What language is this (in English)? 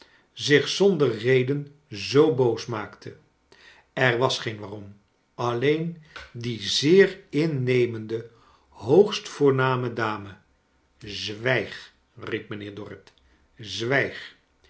Dutch